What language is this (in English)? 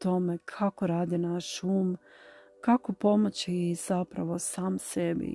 Croatian